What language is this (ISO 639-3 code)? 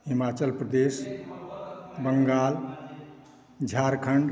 mai